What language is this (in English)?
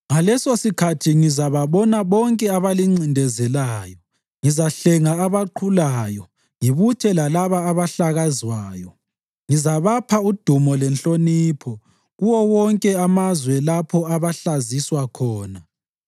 North Ndebele